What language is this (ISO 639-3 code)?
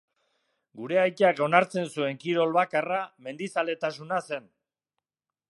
eus